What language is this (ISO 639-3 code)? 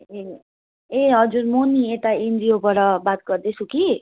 nep